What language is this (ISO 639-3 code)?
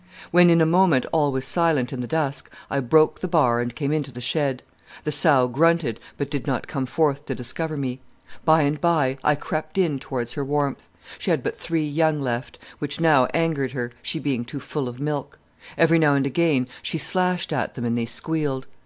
eng